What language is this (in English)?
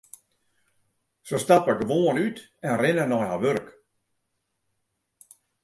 Western Frisian